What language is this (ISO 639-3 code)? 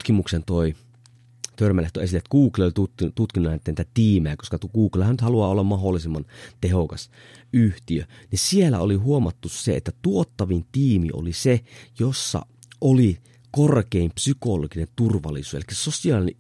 fin